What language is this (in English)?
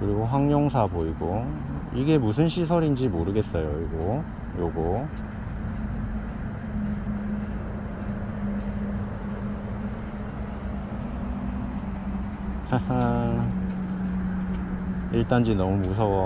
Korean